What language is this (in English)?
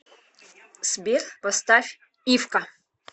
Russian